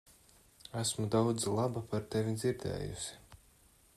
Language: Latvian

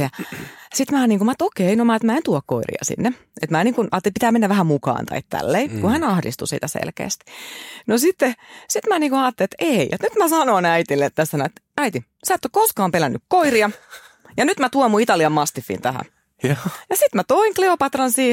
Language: Finnish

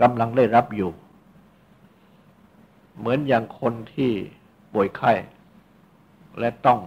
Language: Thai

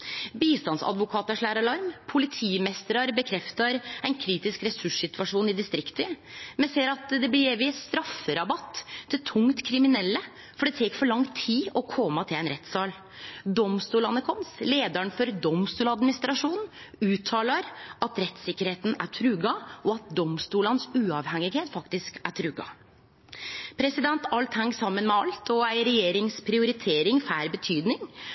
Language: Norwegian Nynorsk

